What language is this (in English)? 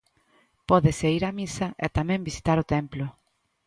Galician